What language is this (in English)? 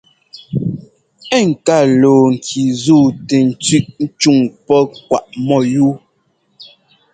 Ngomba